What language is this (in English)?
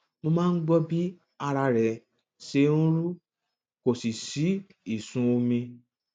Yoruba